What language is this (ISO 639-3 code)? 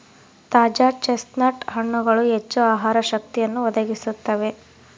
kan